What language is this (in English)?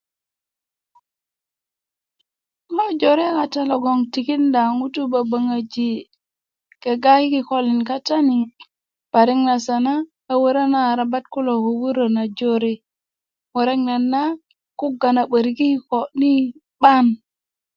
Kuku